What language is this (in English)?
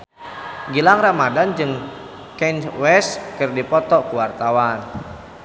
Sundanese